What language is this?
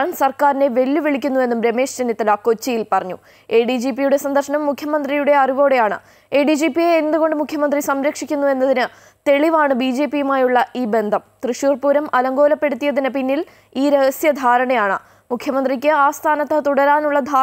Malayalam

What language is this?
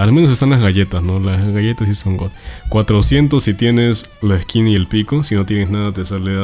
Spanish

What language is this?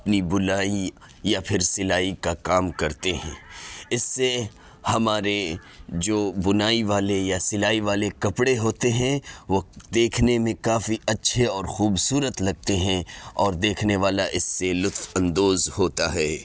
Urdu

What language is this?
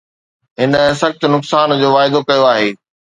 Sindhi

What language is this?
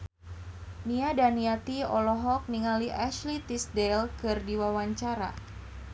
Sundanese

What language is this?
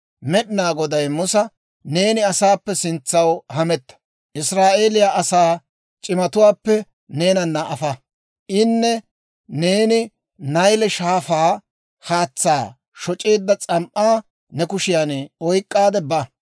Dawro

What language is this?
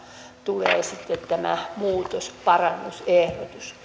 Finnish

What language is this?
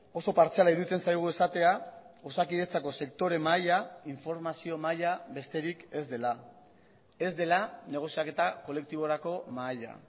Basque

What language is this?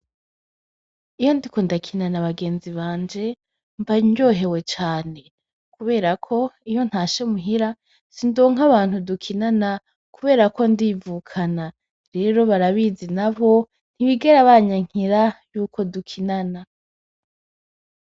Rundi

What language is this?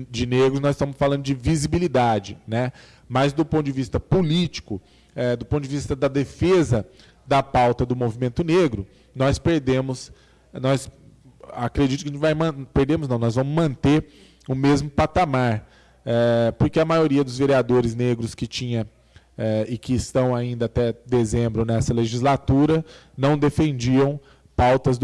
Portuguese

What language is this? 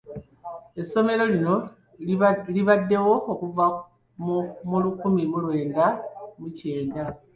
Ganda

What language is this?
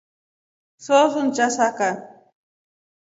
Rombo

